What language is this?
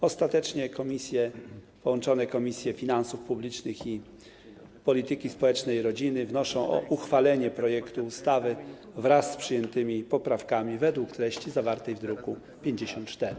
Polish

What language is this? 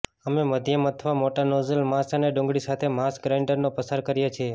Gujarati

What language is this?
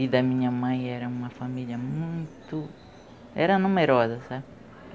Portuguese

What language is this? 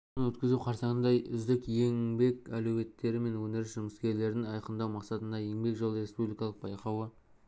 Kazakh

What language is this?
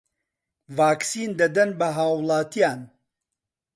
Central Kurdish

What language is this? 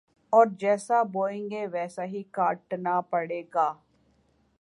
Urdu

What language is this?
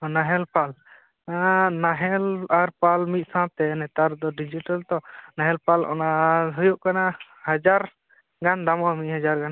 Santali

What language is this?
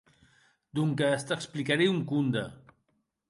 Occitan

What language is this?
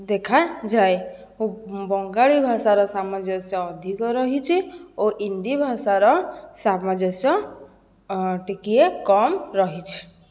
Odia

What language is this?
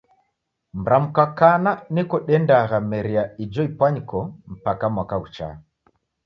Taita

